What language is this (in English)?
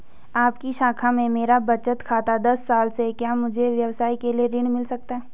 Hindi